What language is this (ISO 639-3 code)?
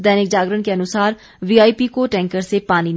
hin